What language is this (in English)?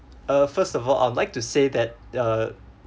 English